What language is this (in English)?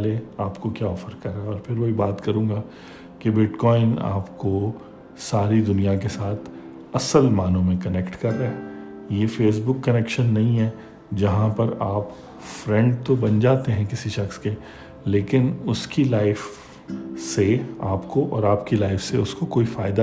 Urdu